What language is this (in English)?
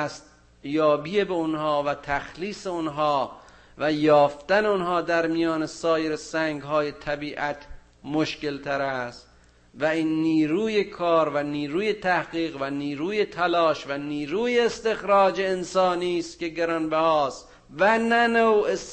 Persian